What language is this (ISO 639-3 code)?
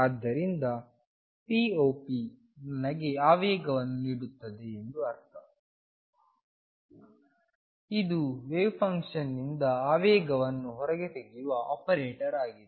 kan